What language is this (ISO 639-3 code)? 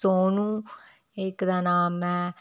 doi